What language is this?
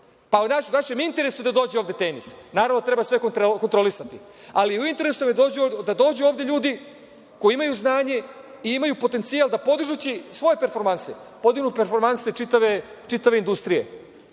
Serbian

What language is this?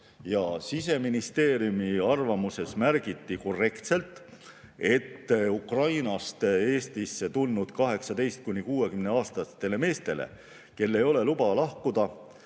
Estonian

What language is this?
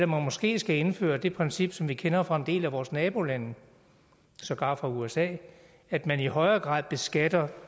Danish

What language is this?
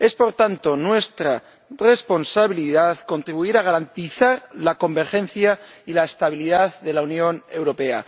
Spanish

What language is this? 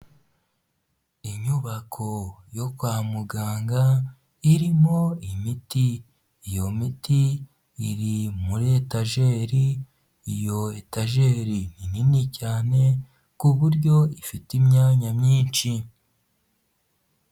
Kinyarwanda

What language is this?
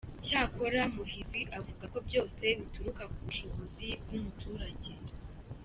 Kinyarwanda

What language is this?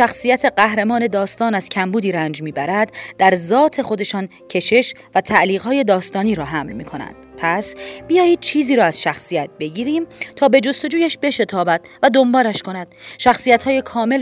Persian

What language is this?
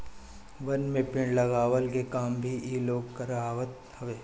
Bhojpuri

